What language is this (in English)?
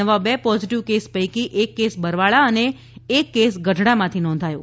Gujarati